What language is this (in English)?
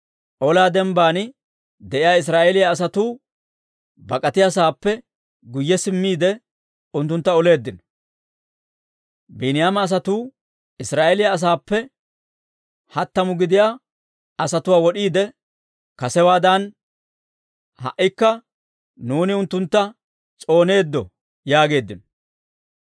Dawro